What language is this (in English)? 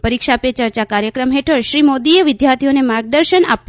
Gujarati